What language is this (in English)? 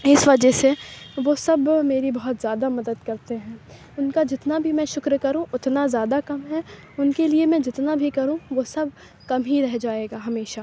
Urdu